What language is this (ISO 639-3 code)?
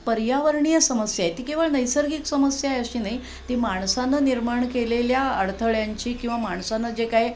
mar